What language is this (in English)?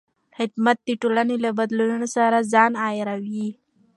Pashto